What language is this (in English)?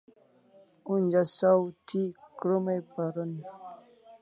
Kalasha